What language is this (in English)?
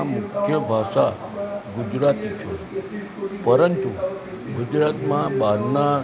Gujarati